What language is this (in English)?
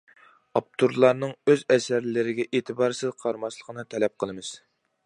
Uyghur